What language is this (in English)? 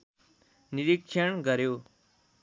Nepali